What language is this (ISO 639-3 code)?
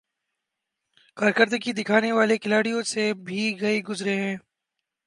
urd